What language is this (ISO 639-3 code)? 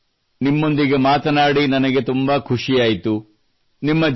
kan